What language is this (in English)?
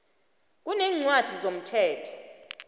South Ndebele